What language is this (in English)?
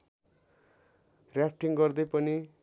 Nepali